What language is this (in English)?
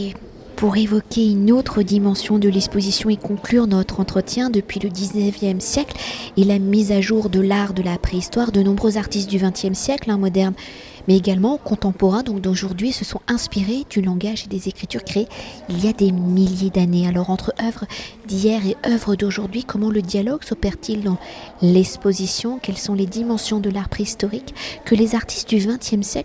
French